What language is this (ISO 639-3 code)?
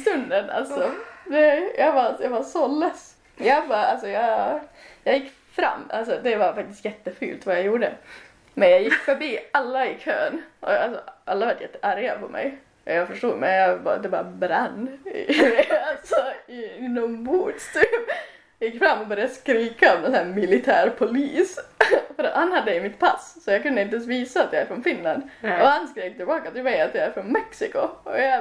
swe